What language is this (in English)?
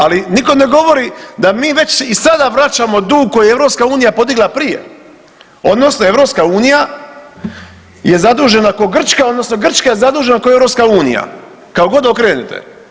Croatian